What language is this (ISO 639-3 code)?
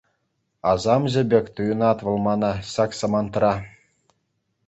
chv